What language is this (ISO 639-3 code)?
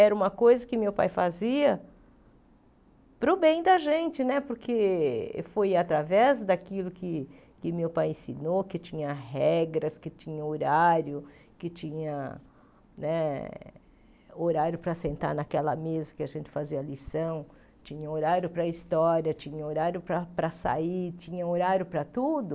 por